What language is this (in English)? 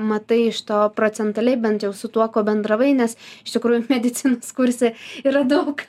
Lithuanian